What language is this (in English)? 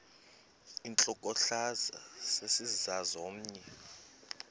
Xhosa